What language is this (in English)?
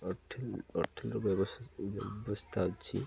Odia